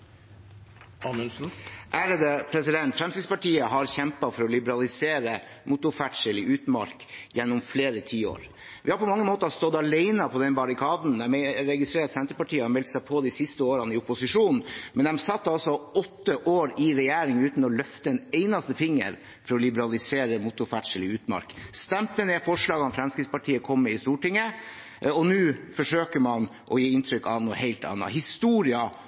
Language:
Norwegian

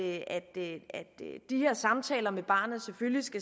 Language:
Danish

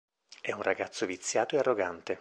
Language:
Italian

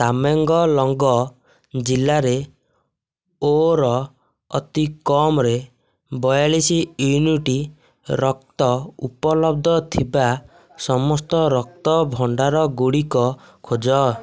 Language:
Odia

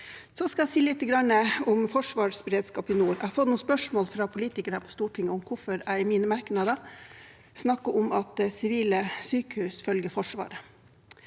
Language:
Norwegian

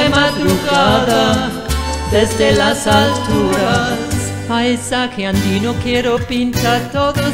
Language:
Romanian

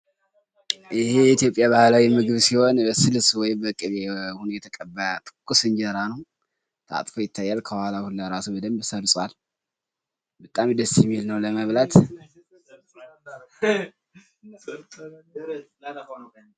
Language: Amharic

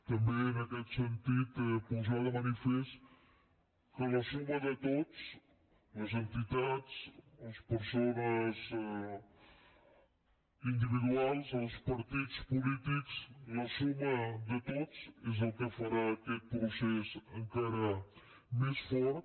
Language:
Catalan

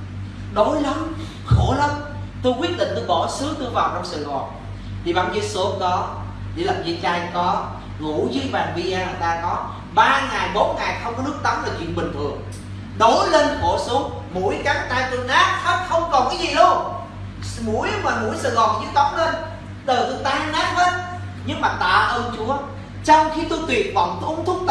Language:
Vietnamese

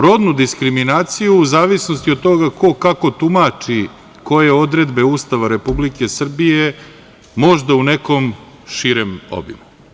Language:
Serbian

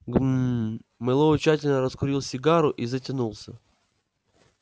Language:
Russian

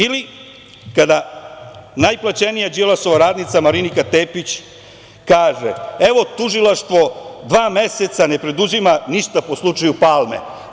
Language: Serbian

